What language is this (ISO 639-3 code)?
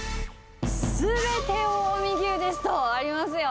jpn